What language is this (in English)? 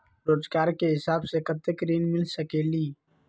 Magahi